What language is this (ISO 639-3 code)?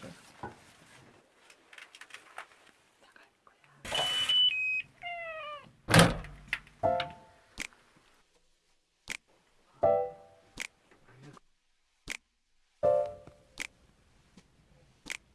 kor